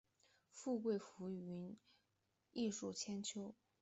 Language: Chinese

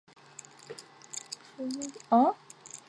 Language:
Chinese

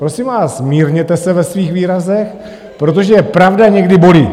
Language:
Czech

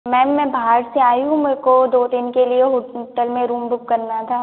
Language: Hindi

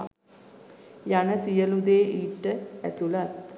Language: Sinhala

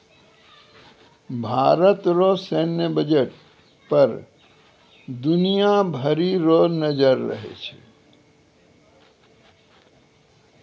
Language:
Maithili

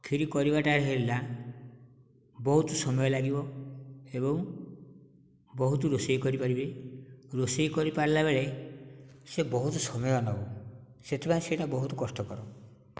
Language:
Odia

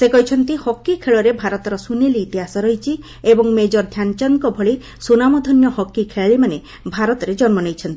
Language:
Odia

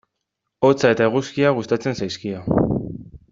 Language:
Basque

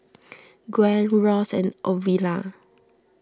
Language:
English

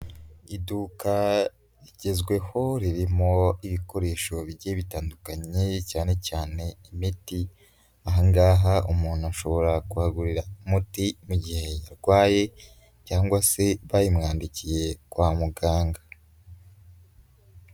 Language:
Kinyarwanda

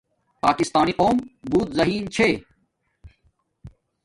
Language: Domaaki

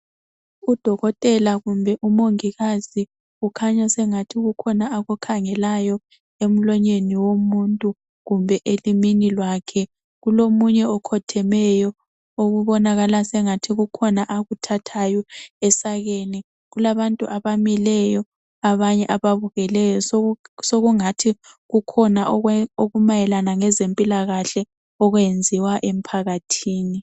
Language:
North Ndebele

